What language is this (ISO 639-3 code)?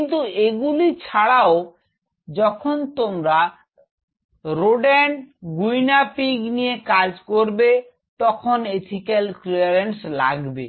ben